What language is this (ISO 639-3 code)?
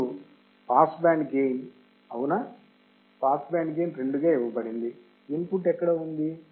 tel